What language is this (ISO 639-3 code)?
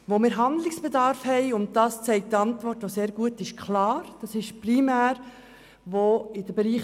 gsw